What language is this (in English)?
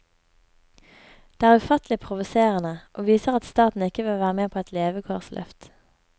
Norwegian